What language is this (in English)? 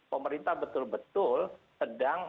Indonesian